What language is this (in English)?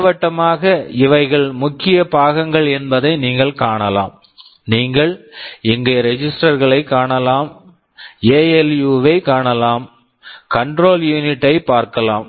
Tamil